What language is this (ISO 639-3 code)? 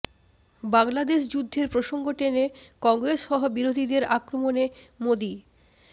ben